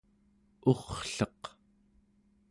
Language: Central Yupik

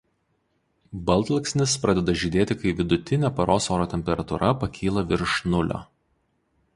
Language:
Lithuanian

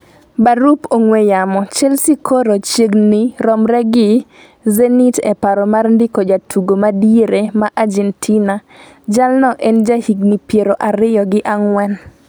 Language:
Luo (Kenya and Tanzania)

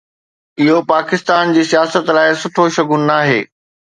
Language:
Sindhi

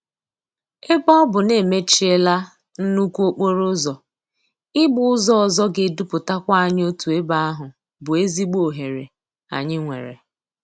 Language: Igbo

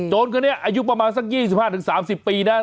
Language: Thai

